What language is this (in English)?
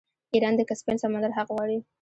Pashto